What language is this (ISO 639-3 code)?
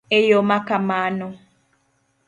luo